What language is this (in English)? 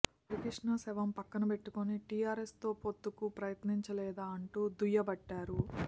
Telugu